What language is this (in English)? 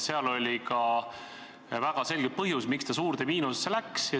Estonian